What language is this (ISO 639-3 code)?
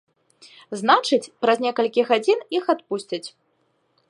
bel